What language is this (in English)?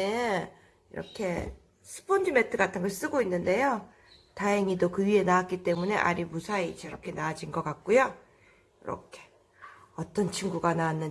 Korean